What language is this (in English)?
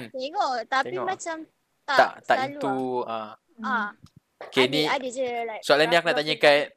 Malay